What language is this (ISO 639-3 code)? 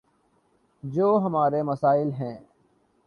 urd